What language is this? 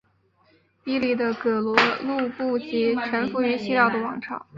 Chinese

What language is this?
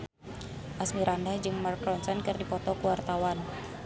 Sundanese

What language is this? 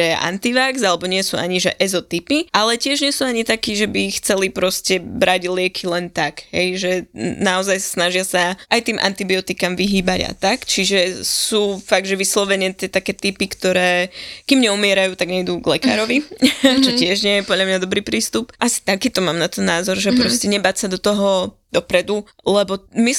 Slovak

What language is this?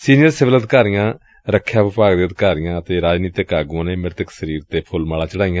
Punjabi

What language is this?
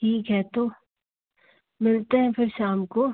Hindi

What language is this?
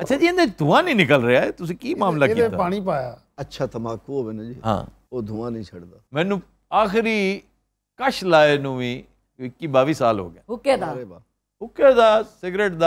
Arabic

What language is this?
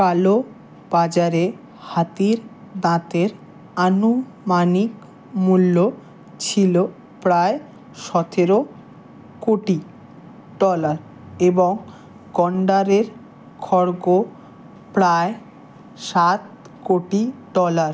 Bangla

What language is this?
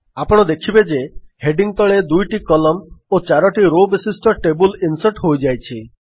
Odia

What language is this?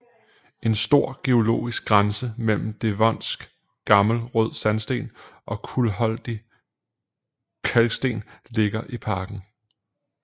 Danish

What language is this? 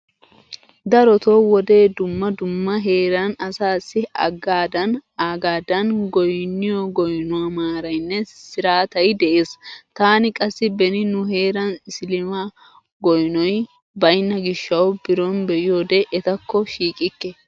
Wolaytta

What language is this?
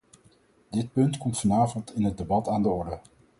Dutch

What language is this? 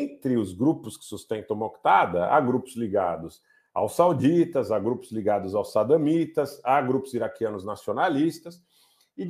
Portuguese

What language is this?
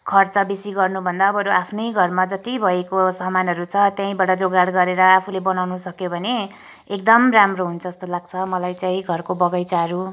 Nepali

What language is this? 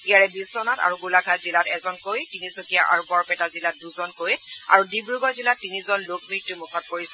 Assamese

